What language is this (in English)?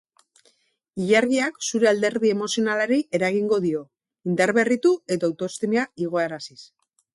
Basque